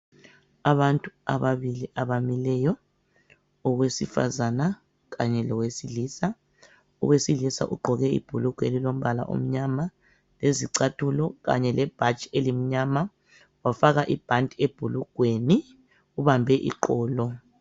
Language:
North Ndebele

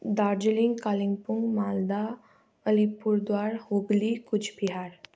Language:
Nepali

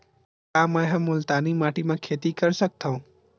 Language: Chhattisgarhi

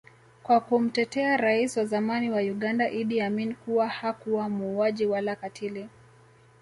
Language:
Swahili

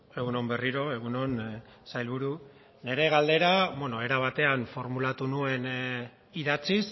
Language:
Basque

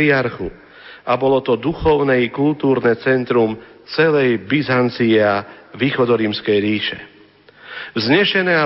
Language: Slovak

